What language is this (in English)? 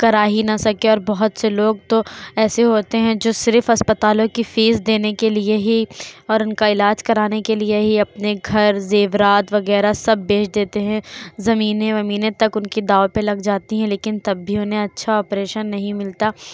Urdu